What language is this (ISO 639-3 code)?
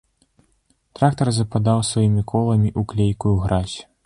bel